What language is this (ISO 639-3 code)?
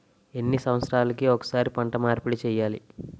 tel